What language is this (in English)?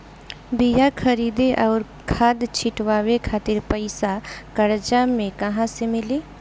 Bhojpuri